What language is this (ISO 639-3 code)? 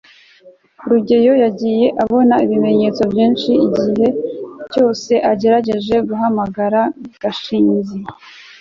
kin